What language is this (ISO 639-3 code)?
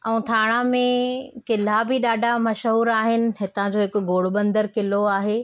snd